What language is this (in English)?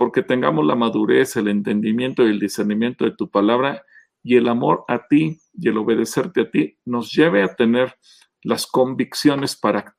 Spanish